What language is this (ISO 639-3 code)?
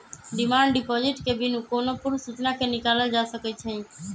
mag